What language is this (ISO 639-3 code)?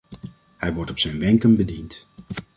nld